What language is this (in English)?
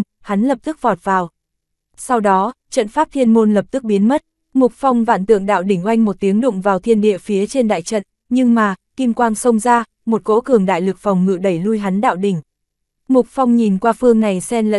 Vietnamese